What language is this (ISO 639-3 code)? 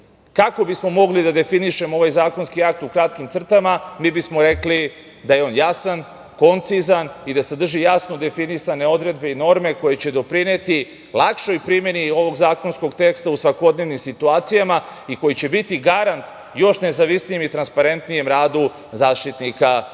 srp